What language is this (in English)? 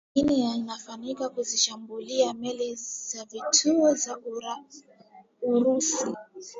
Swahili